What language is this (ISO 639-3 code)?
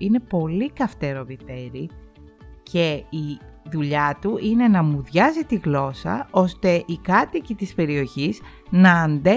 ell